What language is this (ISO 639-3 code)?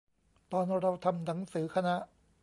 tha